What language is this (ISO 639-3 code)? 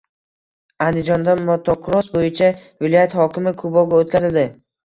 uzb